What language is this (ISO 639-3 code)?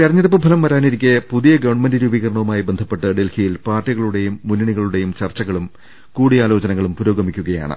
mal